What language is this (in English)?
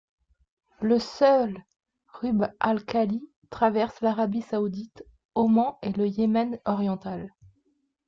French